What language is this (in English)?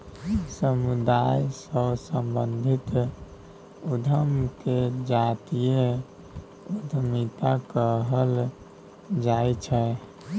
Maithili